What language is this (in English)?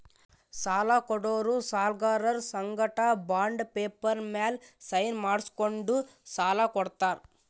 Kannada